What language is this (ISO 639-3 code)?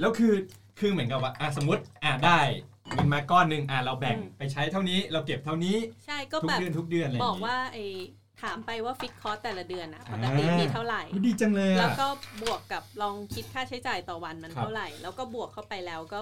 tha